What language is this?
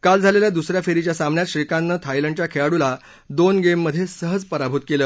Marathi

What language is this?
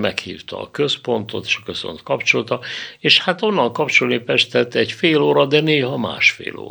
Hungarian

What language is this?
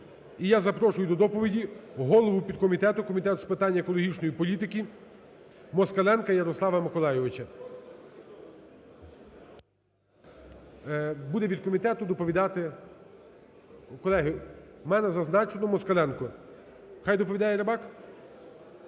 Ukrainian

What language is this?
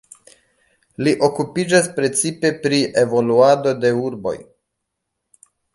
Esperanto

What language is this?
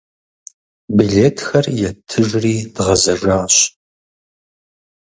Kabardian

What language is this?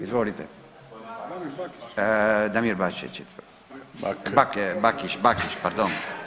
Croatian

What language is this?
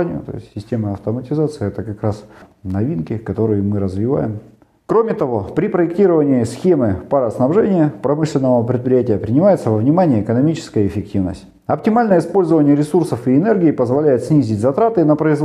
Russian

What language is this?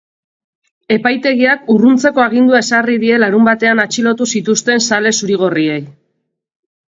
Basque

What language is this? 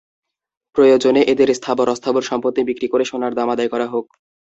Bangla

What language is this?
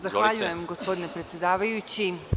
Serbian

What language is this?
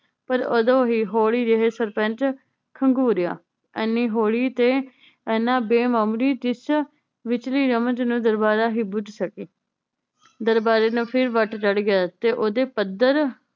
Punjabi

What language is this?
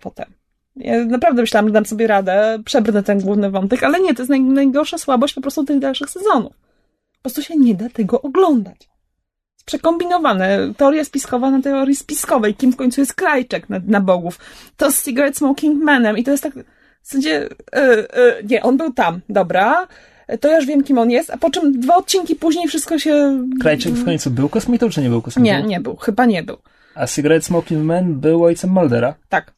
Polish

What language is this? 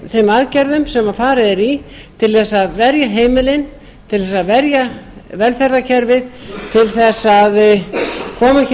Icelandic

